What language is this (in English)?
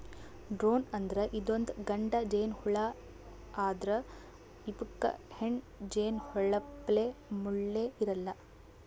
Kannada